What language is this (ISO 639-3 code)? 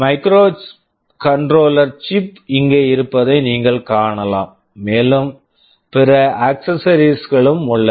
tam